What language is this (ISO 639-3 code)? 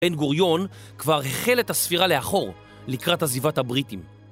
heb